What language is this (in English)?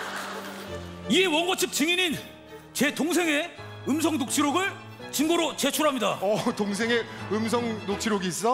Korean